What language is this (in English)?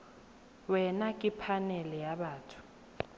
Tswana